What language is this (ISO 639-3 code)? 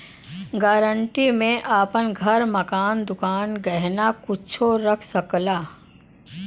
bho